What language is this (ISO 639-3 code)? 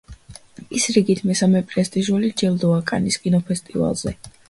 kat